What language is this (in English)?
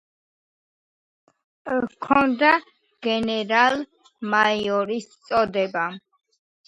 Georgian